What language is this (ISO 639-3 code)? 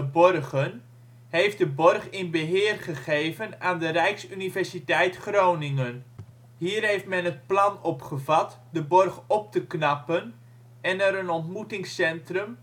nld